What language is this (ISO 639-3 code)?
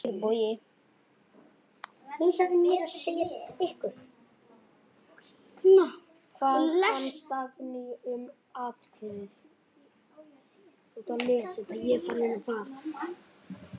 isl